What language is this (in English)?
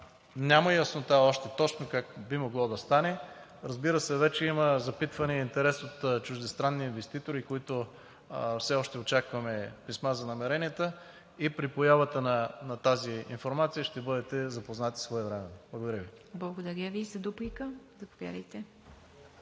Bulgarian